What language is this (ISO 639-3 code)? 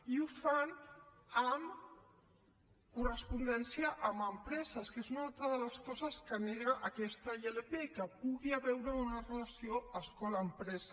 cat